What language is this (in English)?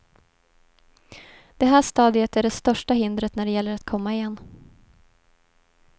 Swedish